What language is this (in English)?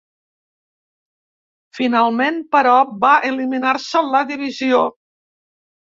Catalan